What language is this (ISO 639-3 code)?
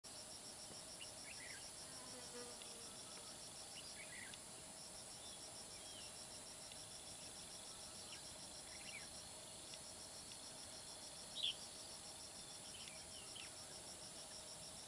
vie